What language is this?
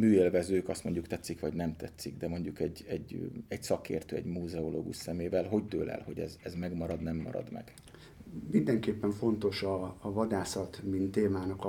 Hungarian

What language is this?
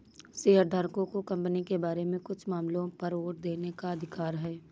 Hindi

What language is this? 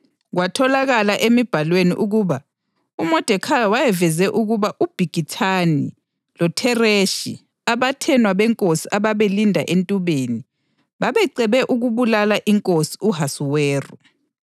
North Ndebele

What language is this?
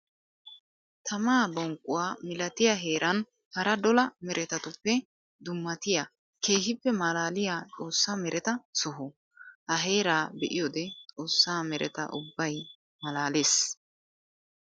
Wolaytta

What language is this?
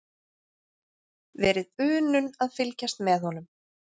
Icelandic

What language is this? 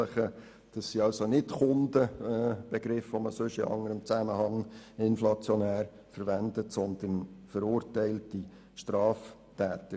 Swiss German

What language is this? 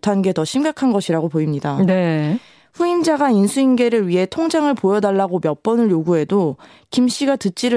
Korean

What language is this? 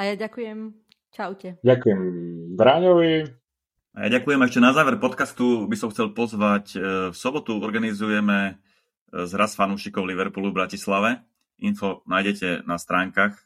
Slovak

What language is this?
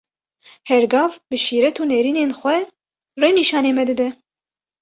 Kurdish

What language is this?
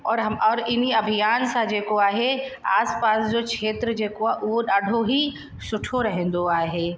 Sindhi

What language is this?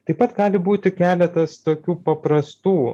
Lithuanian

